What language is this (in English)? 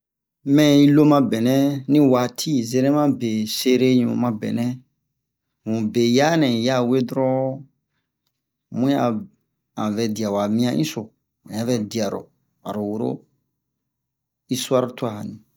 Bomu